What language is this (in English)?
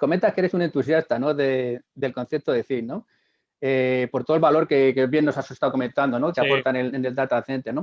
Spanish